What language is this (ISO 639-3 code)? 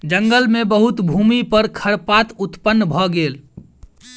mai